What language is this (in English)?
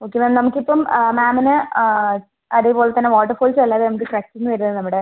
Malayalam